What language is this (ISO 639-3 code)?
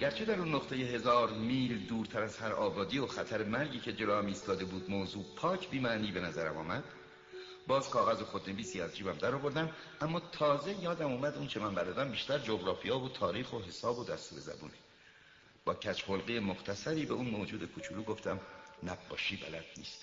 fas